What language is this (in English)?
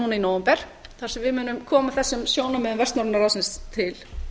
Icelandic